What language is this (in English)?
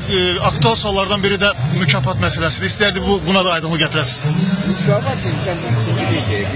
Turkish